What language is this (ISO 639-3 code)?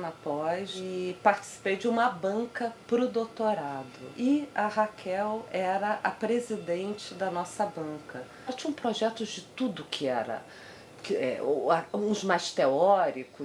por